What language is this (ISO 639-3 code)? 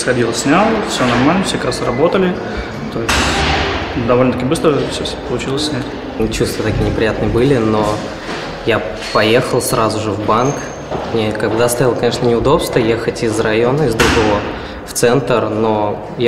rus